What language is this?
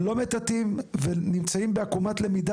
Hebrew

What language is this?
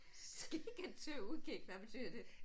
Danish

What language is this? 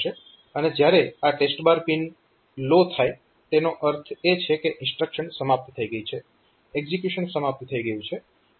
Gujarati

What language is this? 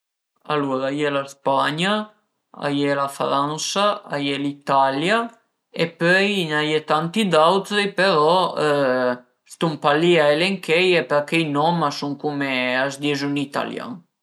Piedmontese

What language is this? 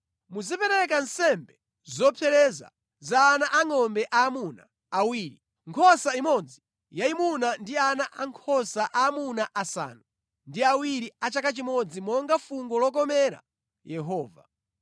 Nyanja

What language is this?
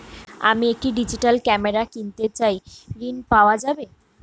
Bangla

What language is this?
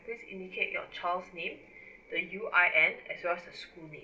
English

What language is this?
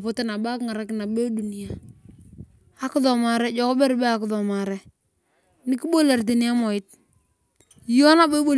Turkana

